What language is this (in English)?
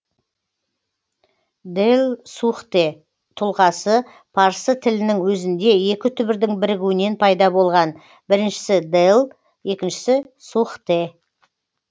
Kazakh